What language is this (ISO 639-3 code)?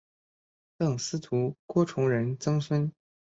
zho